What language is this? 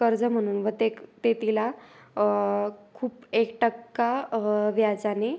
Marathi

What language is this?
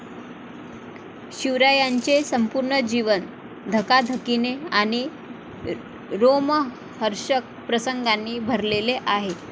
Marathi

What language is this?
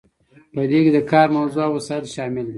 Pashto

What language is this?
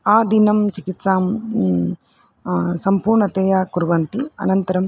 Sanskrit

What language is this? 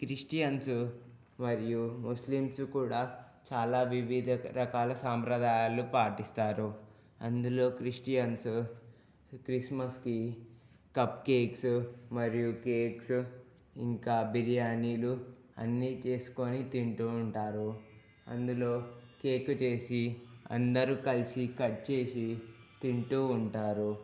Telugu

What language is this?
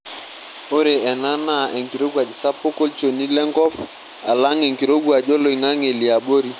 Masai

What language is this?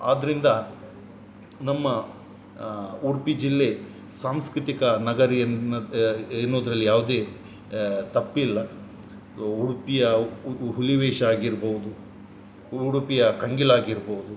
Kannada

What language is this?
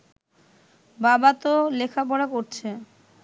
Bangla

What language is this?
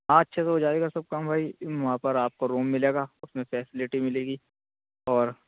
Urdu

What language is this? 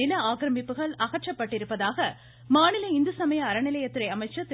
Tamil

